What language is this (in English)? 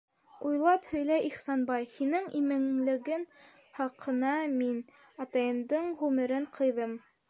Bashkir